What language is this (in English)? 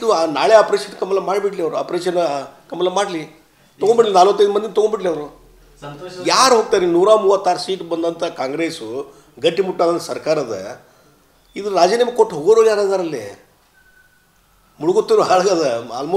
Romanian